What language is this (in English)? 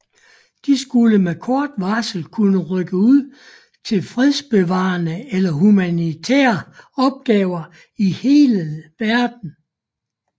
Danish